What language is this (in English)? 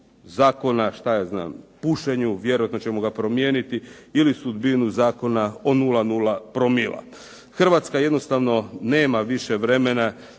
Croatian